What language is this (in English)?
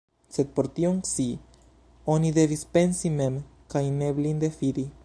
Esperanto